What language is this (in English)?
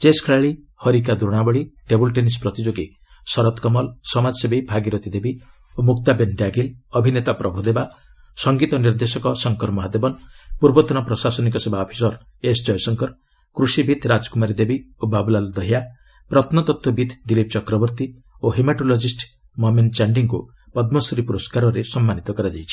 Odia